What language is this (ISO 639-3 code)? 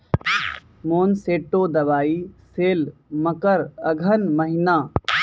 mai